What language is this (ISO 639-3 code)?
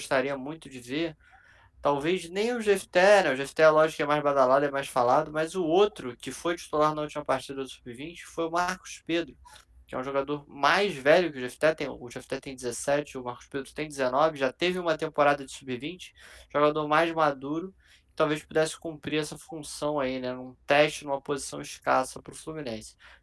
por